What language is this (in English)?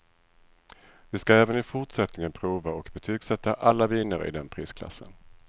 Swedish